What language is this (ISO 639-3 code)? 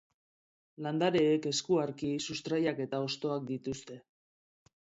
eus